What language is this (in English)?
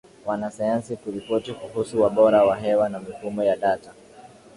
Swahili